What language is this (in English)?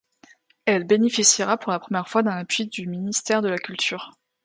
French